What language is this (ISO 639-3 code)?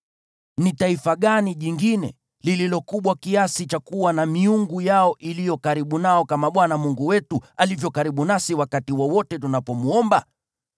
swa